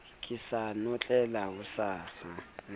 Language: Southern Sotho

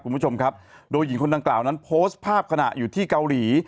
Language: Thai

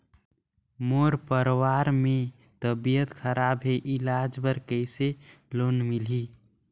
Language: Chhattisgarhi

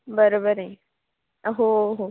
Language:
Marathi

